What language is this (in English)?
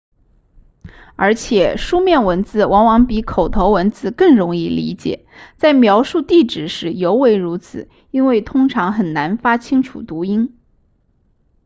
Chinese